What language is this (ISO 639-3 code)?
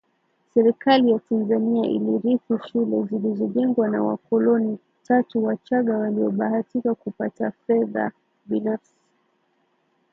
swa